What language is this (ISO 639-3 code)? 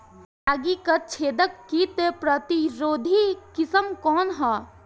bho